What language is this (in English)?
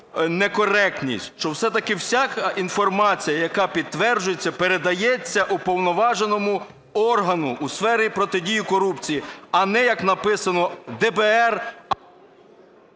Ukrainian